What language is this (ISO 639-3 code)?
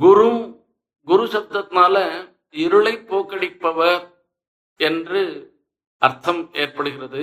tam